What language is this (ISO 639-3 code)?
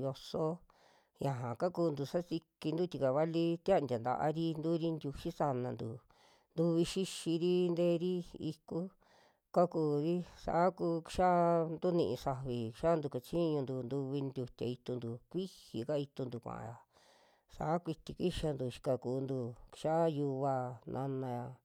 jmx